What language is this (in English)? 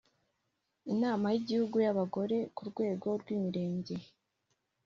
Kinyarwanda